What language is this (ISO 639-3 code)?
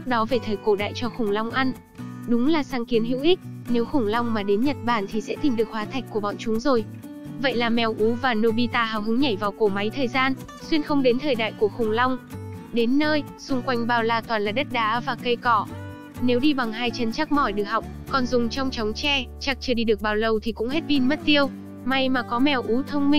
vie